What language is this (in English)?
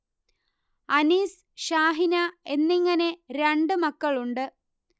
Malayalam